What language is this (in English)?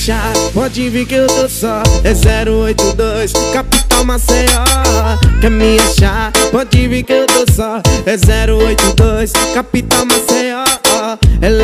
Romanian